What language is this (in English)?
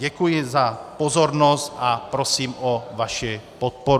Czech